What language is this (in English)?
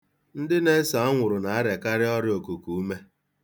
Igbo